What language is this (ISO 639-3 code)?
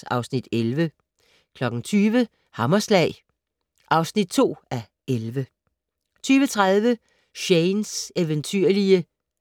dan